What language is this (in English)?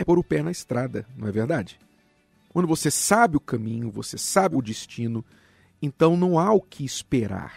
Portuguese